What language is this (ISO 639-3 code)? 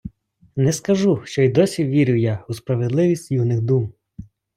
ukr